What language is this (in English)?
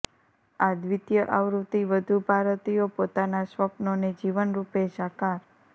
Gujarati